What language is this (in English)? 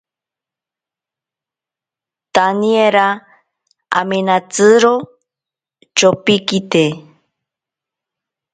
Ashéninka Perené